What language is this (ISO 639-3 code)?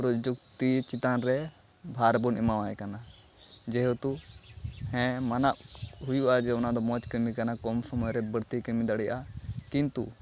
sat